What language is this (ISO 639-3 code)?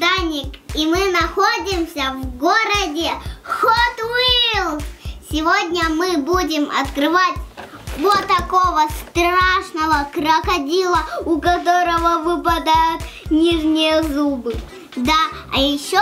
rus